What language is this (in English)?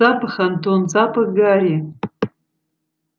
Russian